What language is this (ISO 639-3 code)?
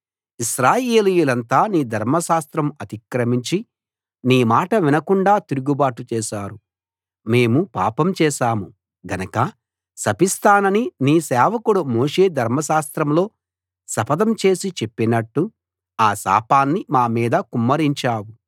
tel